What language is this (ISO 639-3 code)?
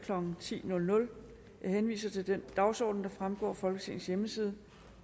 dan